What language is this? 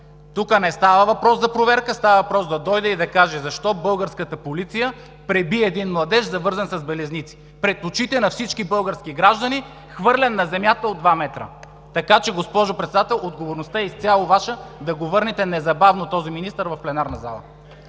Bulgarian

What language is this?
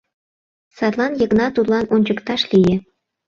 Mari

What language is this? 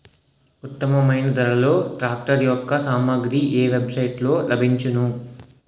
Telugu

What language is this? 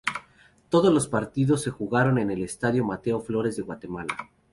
Spanish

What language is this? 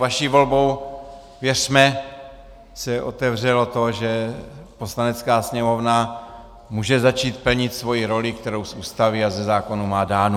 Czech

